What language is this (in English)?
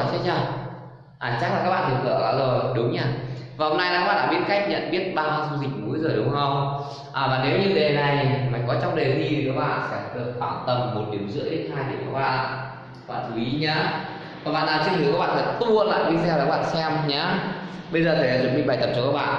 Vietnamese